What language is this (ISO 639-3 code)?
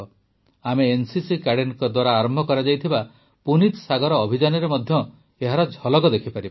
ori